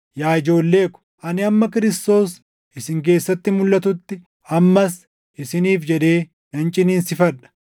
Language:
Oromo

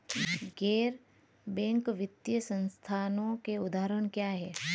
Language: Hindi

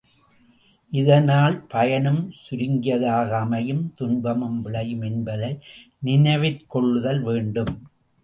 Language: Tamil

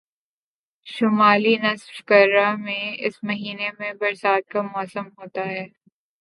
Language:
Urdu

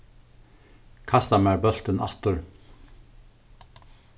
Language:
Faroese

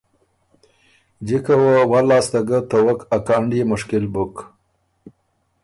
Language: Ormuri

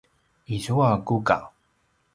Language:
Paiwan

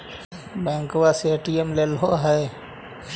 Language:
Magahi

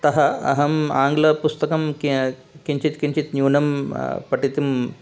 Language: Sanskrit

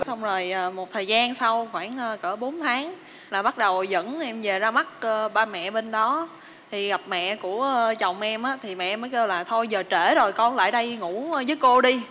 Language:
Vietnamese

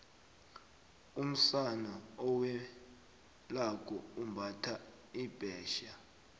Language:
South Ndebele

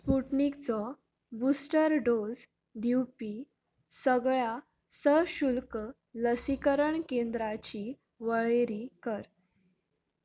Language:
Konkani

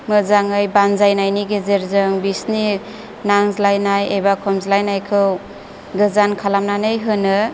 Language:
Bodo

